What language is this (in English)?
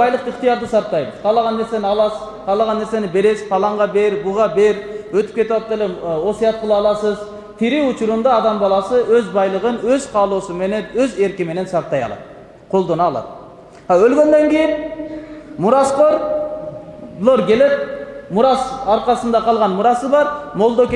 Turkish